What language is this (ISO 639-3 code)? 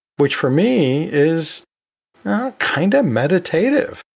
eng